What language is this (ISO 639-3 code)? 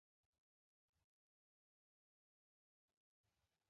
zho